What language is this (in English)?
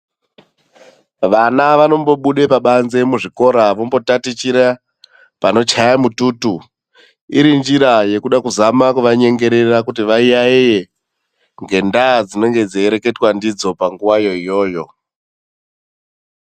Ndau